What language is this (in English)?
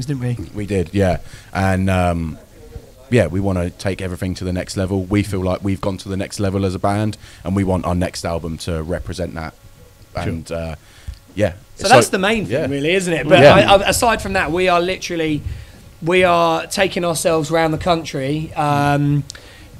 English